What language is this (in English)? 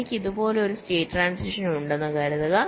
Malayalam